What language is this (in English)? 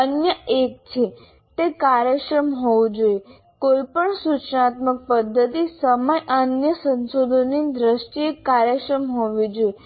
Gujarati